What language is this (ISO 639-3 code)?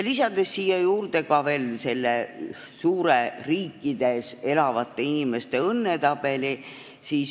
est